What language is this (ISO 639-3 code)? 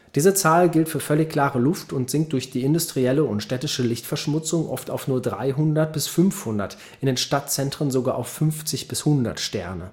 deu